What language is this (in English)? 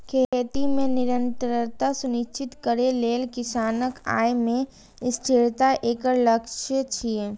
Maithili